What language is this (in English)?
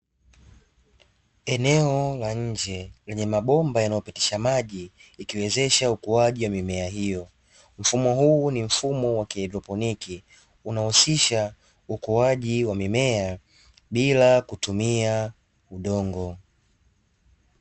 Swahili